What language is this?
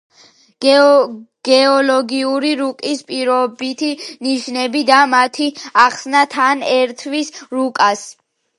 Georgian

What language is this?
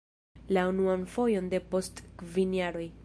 Esperanto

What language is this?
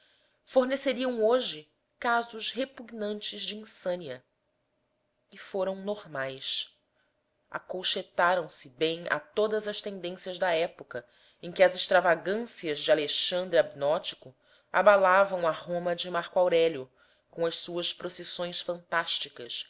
Portuguese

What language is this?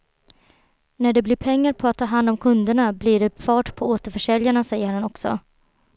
Swedish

